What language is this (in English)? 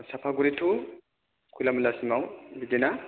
Bodo